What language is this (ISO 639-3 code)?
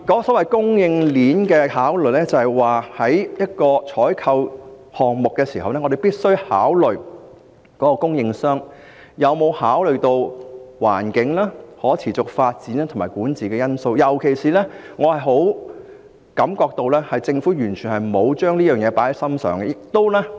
yue